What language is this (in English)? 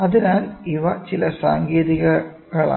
Malayalam